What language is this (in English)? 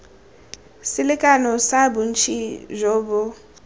Tswana